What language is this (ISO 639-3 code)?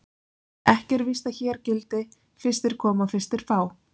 isl